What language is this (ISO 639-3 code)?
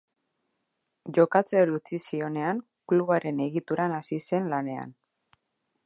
eus